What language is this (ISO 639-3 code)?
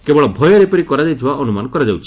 ori